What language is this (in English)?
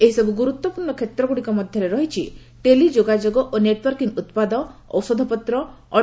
Odia